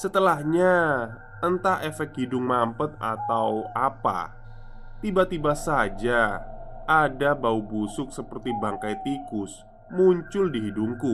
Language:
Indonesian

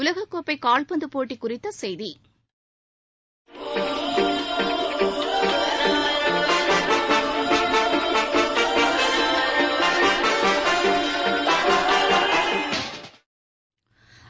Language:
Tamil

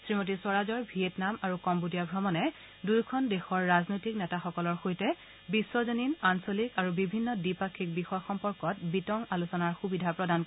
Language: Assamese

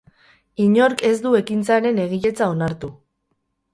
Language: Basque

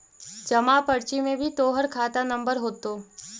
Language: Magahi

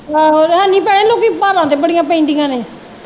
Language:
Punjabi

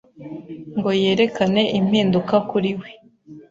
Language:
Kinyarwanda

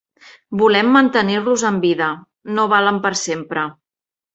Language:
Catalan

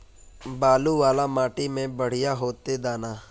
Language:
Magahi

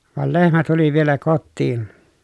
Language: Finnish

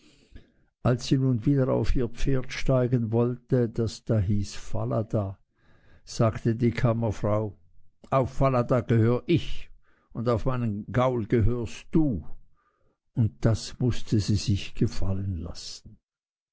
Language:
German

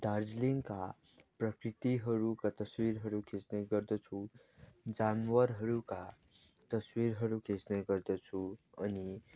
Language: Nepali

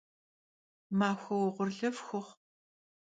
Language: Kabardian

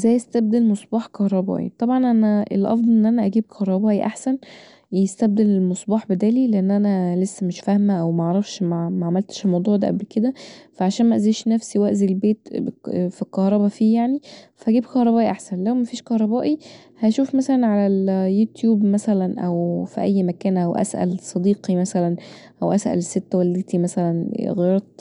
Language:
Egyptian Arabic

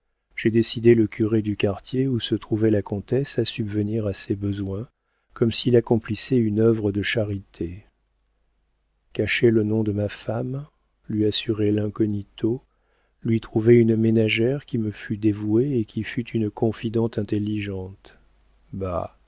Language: French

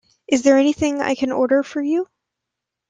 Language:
English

